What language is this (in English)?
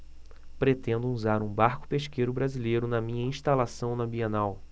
Portuguese